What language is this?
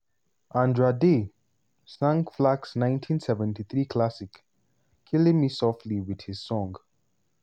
Nigerian Pidgin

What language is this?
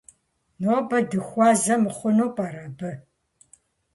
Kabardian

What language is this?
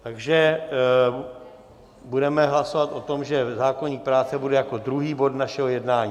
Czech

